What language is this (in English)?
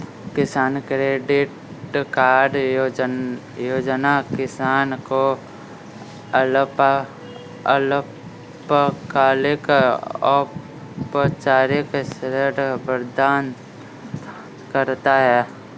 Hindi